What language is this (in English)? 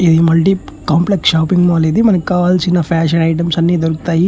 Telugu